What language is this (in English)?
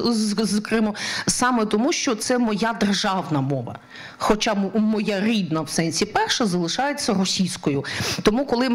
Ukrainian